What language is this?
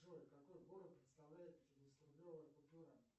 Russian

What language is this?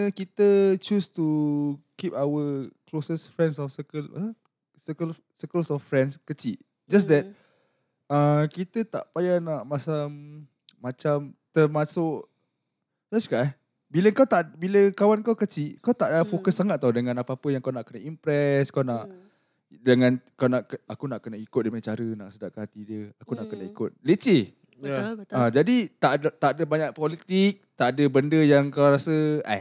Malay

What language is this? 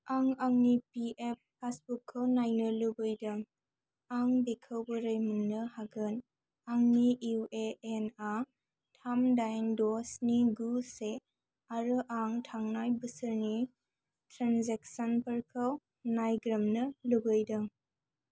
Bodo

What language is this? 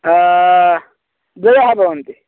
Sanskrit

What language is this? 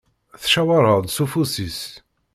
Kabyle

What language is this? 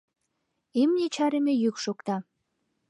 Mari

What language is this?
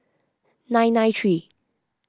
English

